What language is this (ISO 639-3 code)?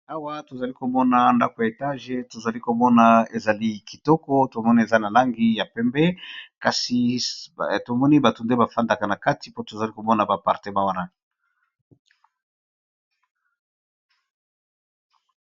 lin